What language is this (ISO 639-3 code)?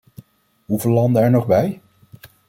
nld